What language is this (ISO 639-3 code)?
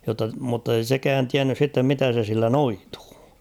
fin